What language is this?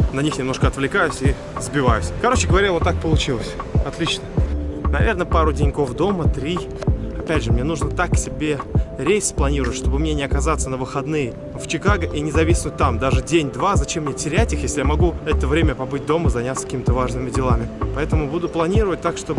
Russian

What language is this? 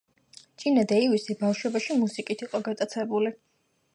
Georgian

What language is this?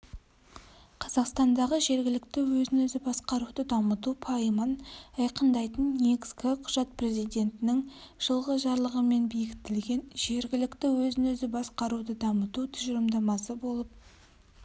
Kazakh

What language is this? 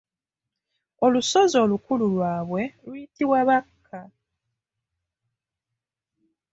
Ganda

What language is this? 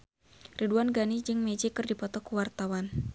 Sundanese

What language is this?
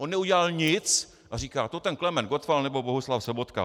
Czech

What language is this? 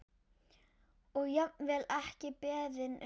Icelandic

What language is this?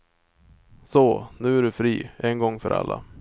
Swedish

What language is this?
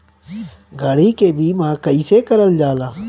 Bhojpuri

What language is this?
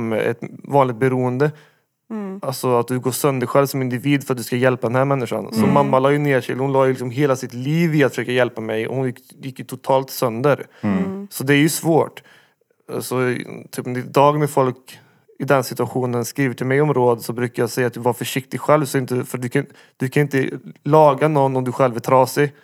Swedish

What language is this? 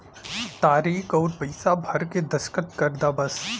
Bhojpuri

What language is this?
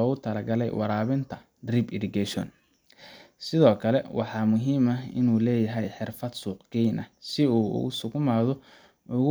Somali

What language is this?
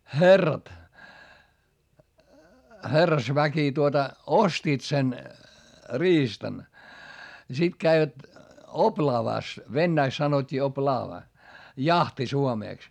Finnish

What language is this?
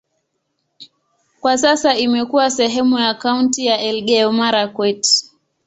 Swahili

